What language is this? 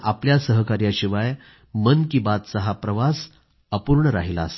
Marathi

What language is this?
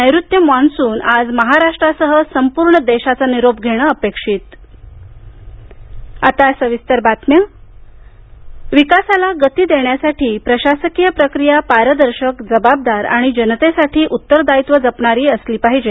Marathi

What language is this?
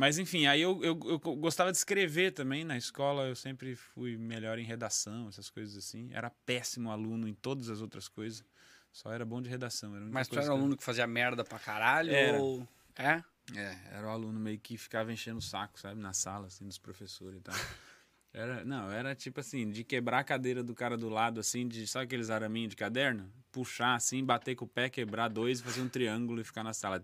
Portuguese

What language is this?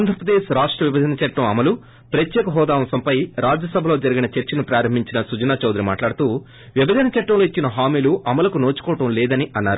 Telugu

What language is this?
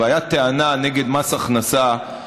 Hebrew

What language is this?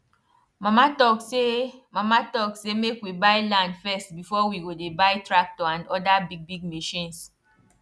Nigerian Pidgin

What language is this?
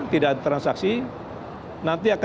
Indonesian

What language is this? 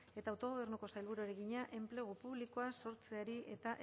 Basque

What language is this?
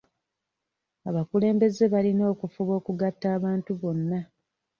Ganda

